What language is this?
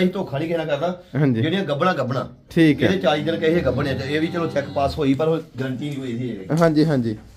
Punjabi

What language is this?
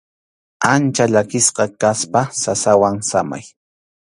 Arequipa-La Unión Quechua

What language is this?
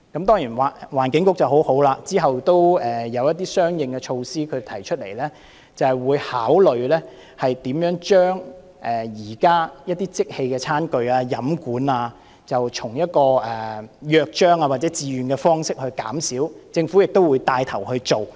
Cantonese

